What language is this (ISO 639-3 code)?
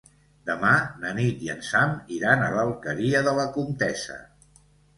cat